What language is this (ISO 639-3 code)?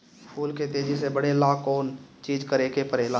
bho